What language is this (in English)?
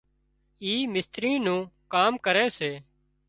Wadiyara Koli